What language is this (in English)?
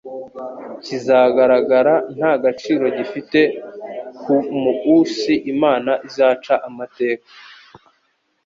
Kinyarwanda